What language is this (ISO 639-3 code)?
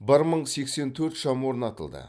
kaz